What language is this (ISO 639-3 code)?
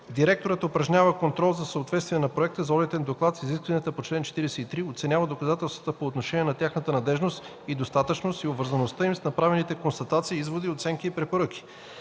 bul